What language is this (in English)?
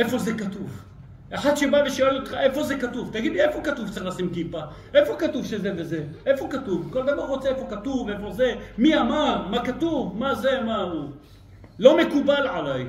Hebrew